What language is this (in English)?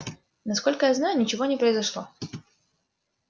Russian